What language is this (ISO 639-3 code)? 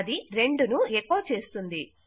tel